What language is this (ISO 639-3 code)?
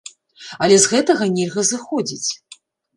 bel